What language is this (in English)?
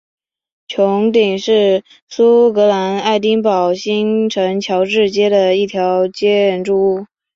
Chinese